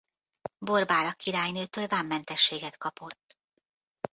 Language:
Hungarian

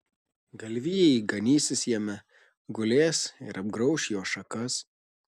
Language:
Lithuanian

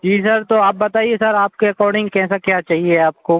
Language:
Hindi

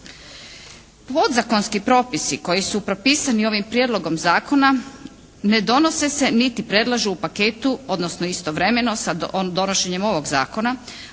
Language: Croatian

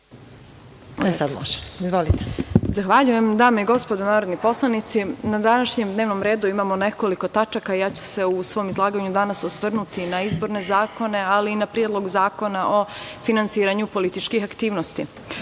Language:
Serbian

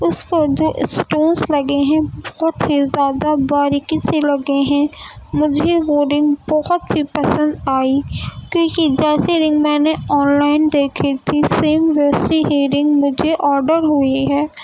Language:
Urdu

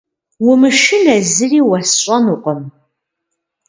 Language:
Kabardian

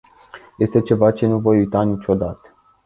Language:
Romanian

